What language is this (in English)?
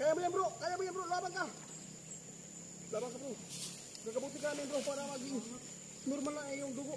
Indonesian